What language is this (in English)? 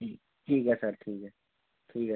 Dogri